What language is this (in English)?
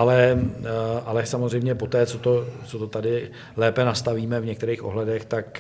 Czech